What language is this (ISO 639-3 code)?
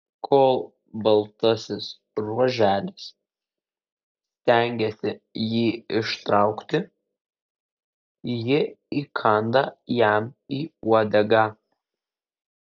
lit